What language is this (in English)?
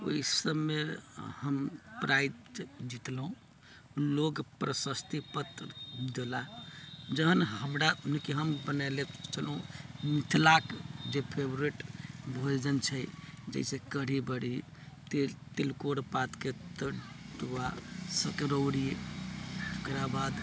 Maithili